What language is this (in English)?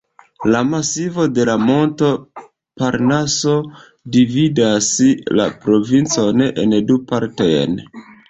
Esperanto